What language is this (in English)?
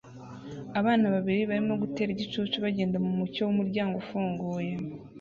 Kinyarwanda